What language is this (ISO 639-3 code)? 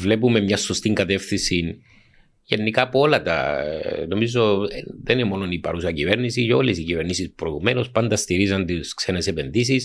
ell